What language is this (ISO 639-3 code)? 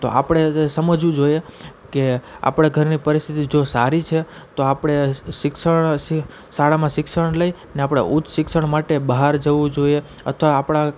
guj